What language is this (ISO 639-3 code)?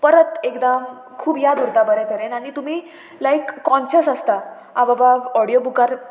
kok